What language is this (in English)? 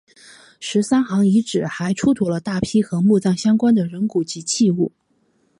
Chinese